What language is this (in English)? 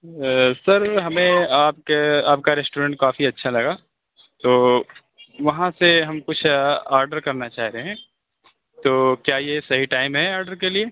Urdu